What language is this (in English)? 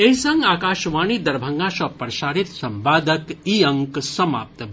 Maithili